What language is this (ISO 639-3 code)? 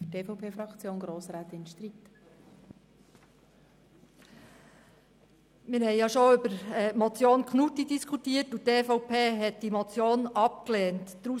gsw